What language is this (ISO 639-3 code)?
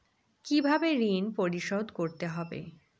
ben